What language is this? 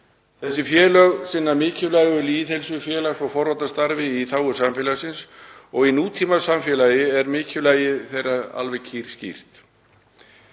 Icelandic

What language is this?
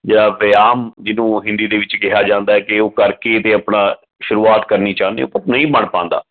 Punjabi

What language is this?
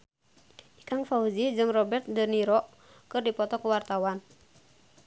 Sundanese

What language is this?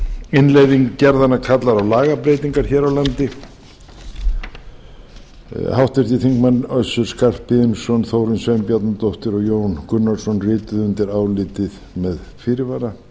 Icelandic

